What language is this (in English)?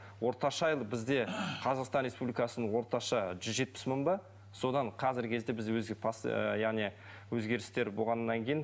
Kazakh